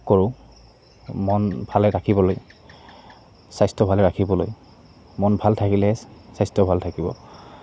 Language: Assamese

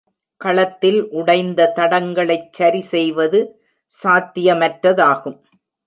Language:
Tamil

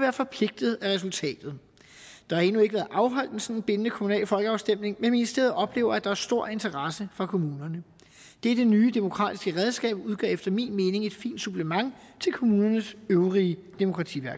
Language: Danish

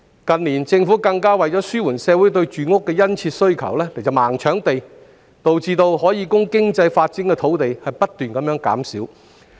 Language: Cantonese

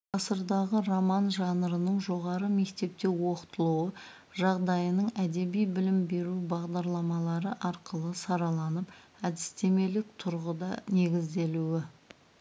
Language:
Kazakh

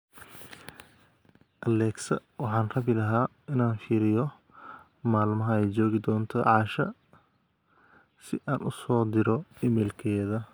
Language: Somali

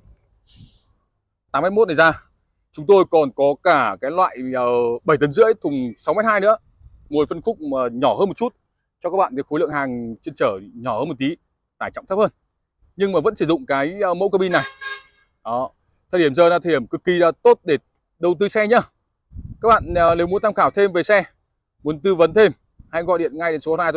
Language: Vietnamese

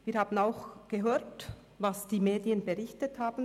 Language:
Swiss German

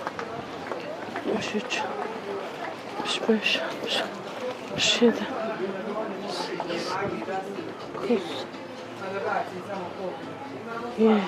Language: Turkish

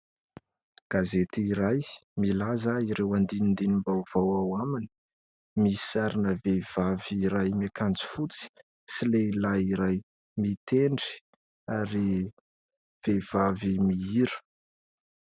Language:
Malagasy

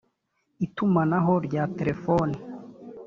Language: Kinyarwanda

